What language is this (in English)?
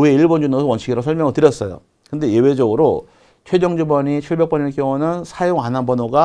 Korean